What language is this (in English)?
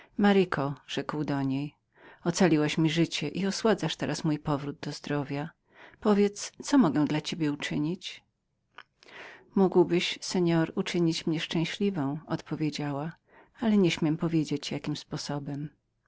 Polish